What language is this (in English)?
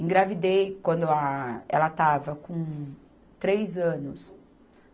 Portuguese